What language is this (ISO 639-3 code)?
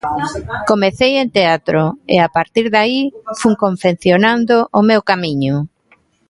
glg